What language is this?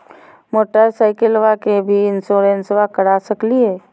Magahi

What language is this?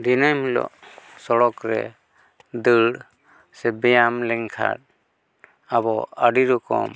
Santali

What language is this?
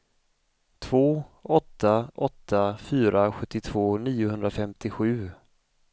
Swedish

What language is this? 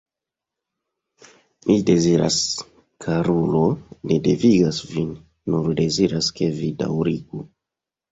Esperanto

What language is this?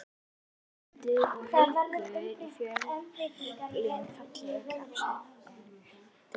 Icelandic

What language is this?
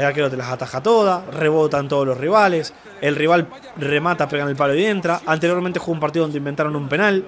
Spanish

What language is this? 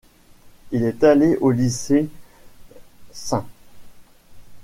French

